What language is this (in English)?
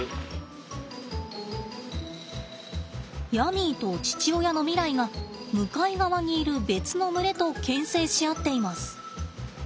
Japanese